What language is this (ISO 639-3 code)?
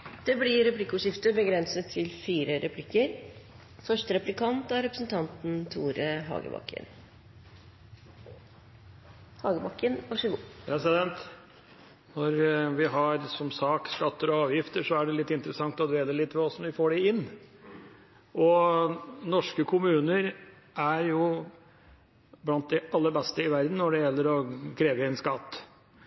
nob